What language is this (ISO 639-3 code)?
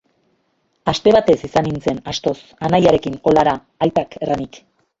eus